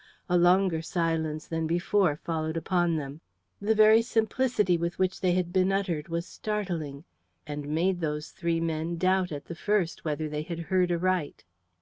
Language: English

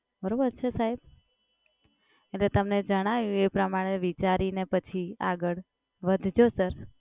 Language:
Gujarati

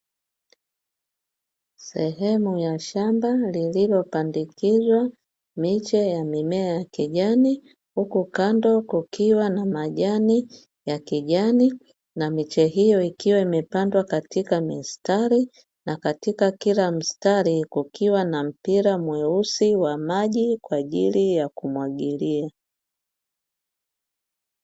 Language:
Swahili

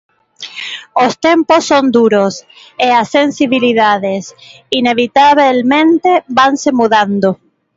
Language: Galician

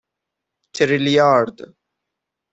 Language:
Persian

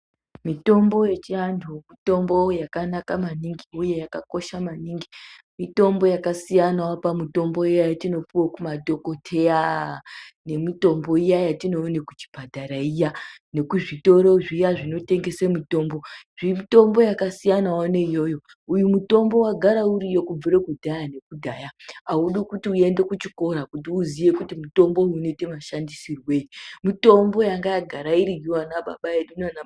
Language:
Ndau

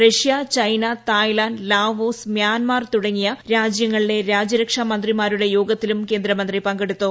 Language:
Malayalam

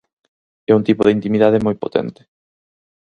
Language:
Galician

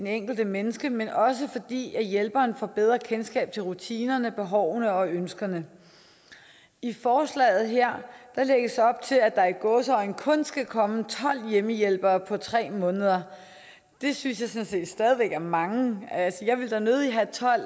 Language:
Danish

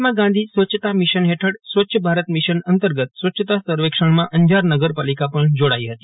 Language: Gujarati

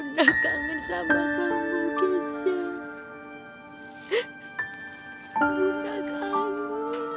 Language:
Indonesian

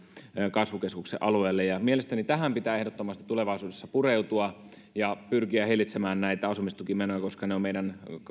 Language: Finnish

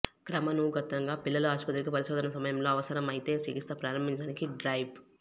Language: Telugu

